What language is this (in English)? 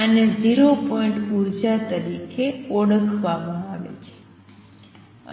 Gujarati